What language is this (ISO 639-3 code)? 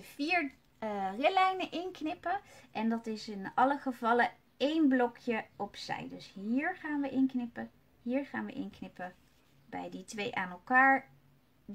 nld